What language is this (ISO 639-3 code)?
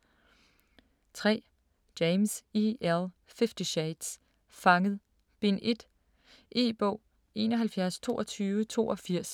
dan